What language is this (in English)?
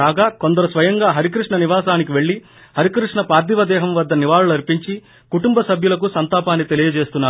Telugu